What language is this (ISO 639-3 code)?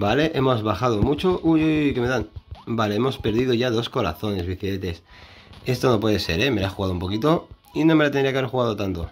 spa